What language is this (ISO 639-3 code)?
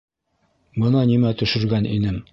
bak